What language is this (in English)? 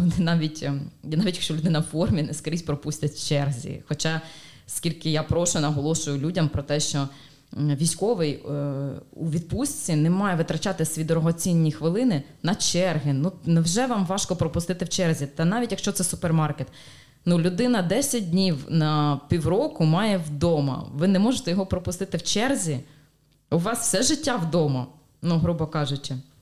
Ukrainian